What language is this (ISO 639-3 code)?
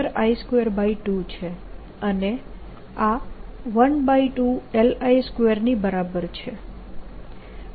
guj